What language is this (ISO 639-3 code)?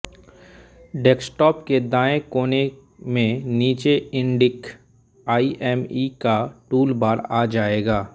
hin